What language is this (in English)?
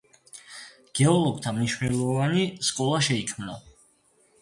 Georgian